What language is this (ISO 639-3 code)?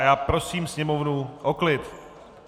ces